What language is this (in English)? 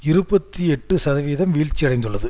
Tamil